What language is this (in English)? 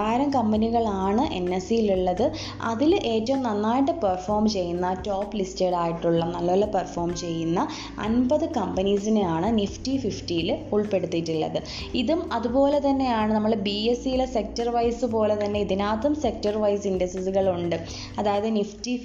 Malayalam